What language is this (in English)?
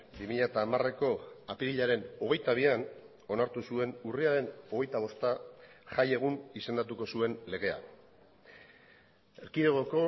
Basque